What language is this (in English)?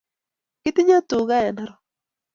Kalenjin